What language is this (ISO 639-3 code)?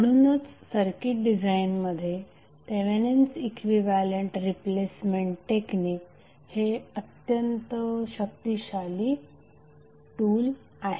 mar